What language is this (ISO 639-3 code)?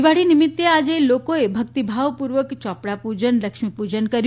guj